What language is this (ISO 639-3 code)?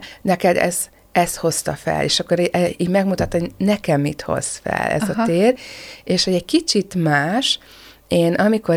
hun